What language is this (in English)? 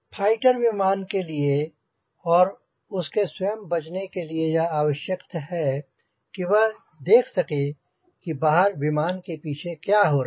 Hindi